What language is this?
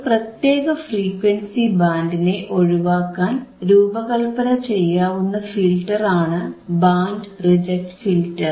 Malayalam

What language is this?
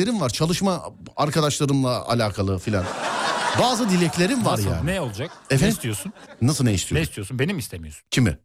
Turkish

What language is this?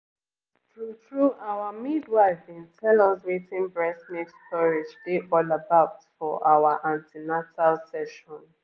Nigerian Pidgin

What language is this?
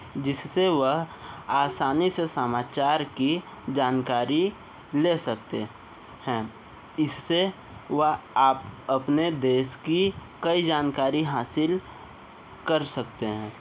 Hindi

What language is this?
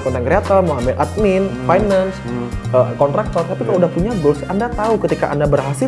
Indonesian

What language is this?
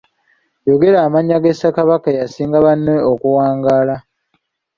Ganda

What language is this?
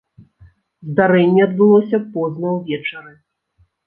Belarusian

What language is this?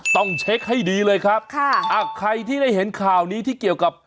Thai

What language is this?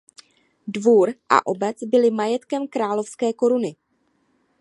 Czech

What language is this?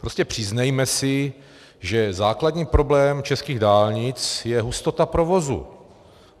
Czech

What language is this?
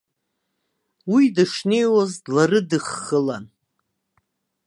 Abkhazian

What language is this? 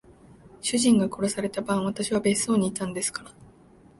Japanese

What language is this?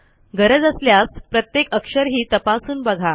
Marathi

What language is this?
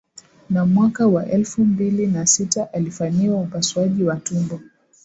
Swahili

